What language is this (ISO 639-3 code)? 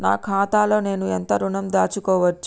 tel